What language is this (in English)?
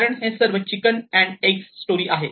Marathi